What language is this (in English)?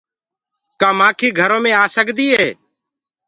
Gurgula